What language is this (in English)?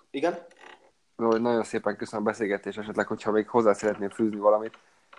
Hungarian